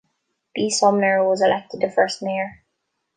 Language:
English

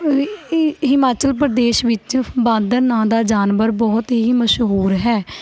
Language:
Punjabi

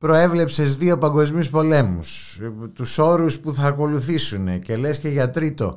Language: Greek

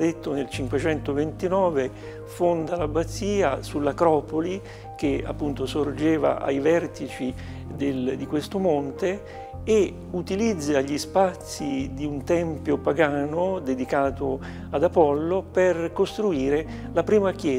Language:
Italian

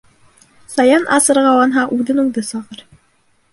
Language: Bashkir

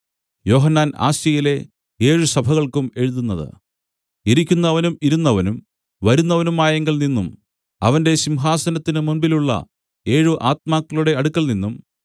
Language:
Malayalam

